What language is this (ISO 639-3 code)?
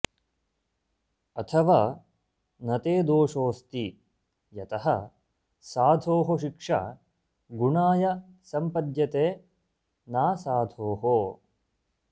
san